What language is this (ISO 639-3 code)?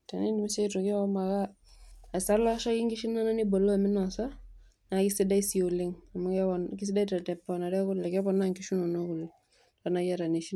mas